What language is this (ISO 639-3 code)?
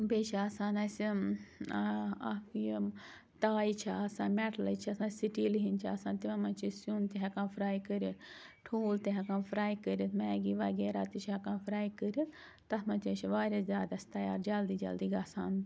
kas